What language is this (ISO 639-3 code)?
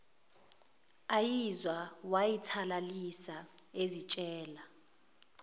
zul